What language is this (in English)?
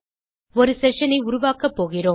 Tamil